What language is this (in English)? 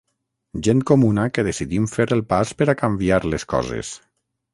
Catalan